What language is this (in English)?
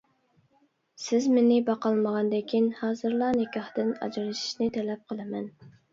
Uyghur